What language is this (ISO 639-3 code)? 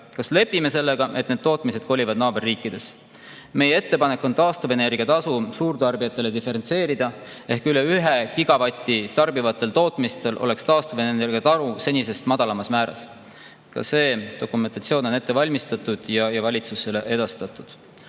est